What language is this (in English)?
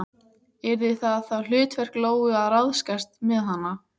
Icelandic